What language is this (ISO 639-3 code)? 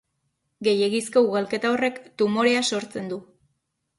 eus